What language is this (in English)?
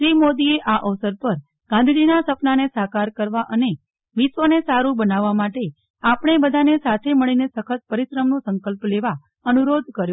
Gujarati